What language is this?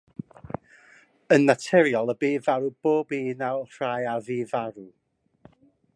Welsh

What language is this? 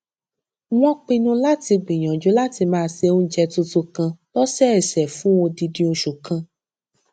Yoruba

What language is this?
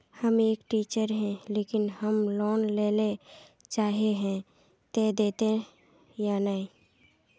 Magahi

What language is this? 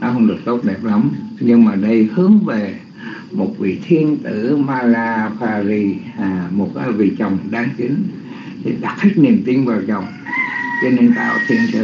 Vietnamese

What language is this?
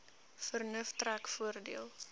Afrikaans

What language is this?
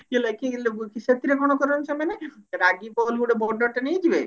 Odia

